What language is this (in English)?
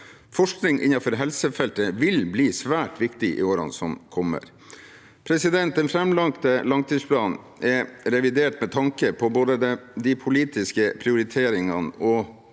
Norwegian